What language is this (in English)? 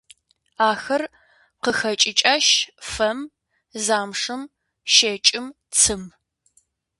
Kabardian